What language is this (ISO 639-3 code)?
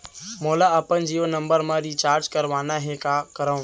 hne